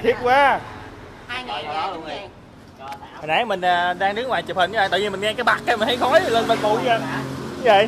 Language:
Vietnamese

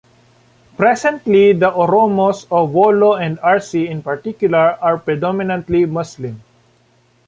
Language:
English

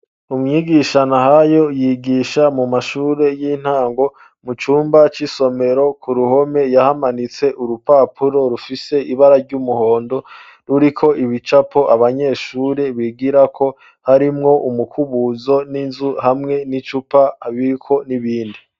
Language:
Rundi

